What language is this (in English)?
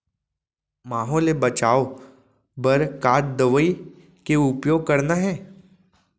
Chhattisgarhi